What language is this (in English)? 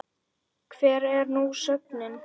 Icelandic